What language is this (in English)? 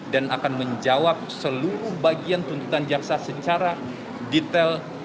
Indonesian